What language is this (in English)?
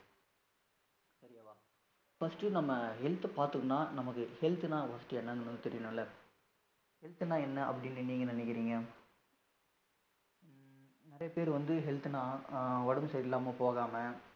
Tamil